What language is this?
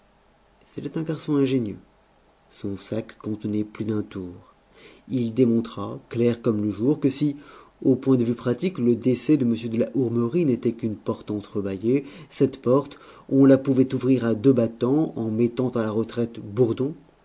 French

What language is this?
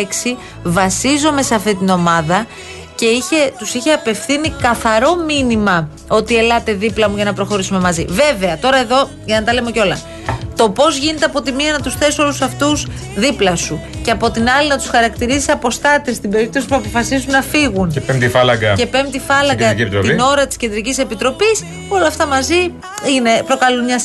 Greek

